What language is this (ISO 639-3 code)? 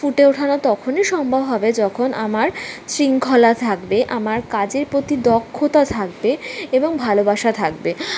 ben